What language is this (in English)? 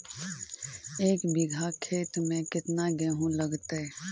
Magahi